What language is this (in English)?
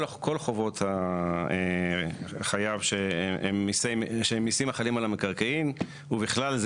Hebrew